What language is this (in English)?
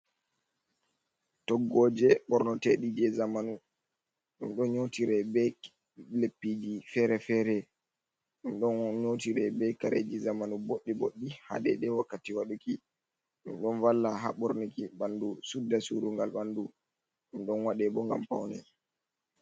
Fula